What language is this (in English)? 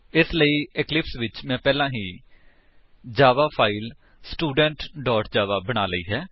Punjabi